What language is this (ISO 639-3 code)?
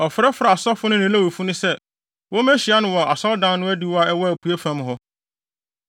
aka